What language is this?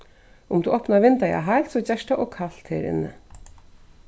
Faroese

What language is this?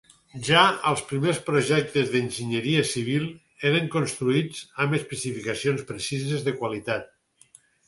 Catalan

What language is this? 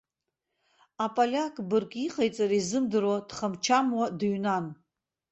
Abkhazian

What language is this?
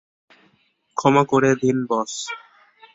Bangla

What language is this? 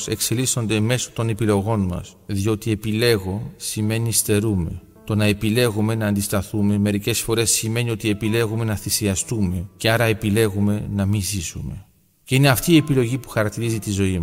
Greek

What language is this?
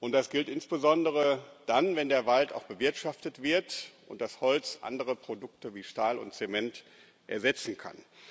German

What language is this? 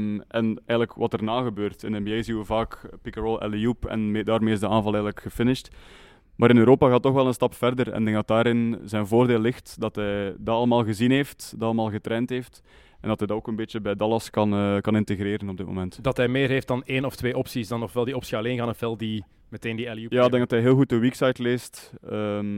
Dutch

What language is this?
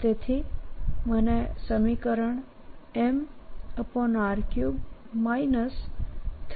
Gujarati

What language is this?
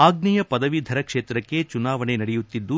Kannada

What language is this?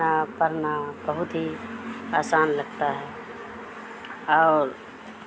Urdu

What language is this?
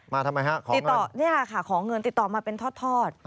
Thai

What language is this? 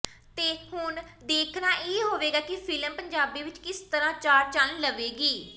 Punjabi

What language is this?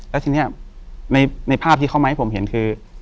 Thai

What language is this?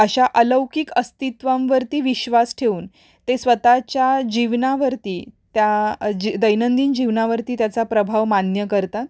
Marathi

